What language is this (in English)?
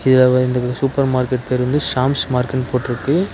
Tamil